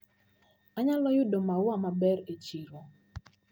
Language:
Luo (Kenya and Tanzania)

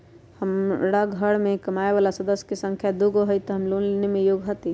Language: Magahi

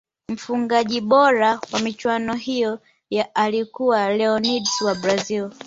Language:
Swahili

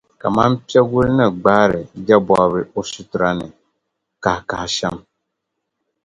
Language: Dagbani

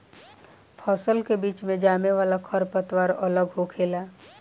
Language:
Bhojpuri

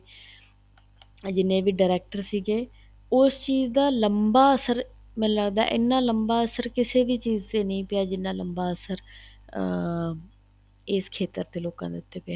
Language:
Punjabi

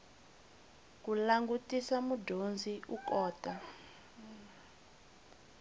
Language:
Tsonga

